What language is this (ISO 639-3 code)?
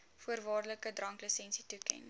afr